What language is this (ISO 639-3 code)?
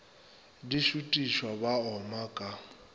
nso